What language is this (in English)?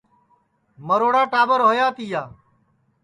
Sansi